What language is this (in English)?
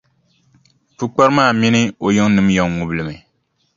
Dagbani